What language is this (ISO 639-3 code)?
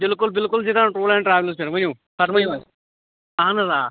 kas